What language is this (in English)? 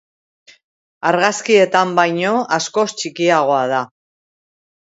Basque